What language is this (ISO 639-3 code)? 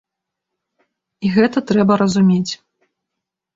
bel